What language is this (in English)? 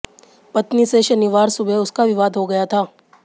Hindi